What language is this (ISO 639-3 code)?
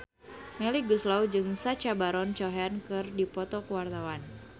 sun